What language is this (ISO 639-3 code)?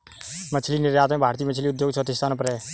hin